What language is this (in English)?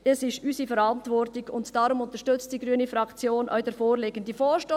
Swiss German